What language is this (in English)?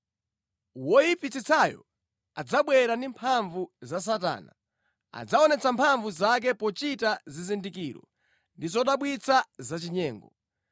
Nyanja